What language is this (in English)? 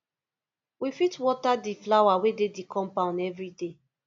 Nigerian Pidgin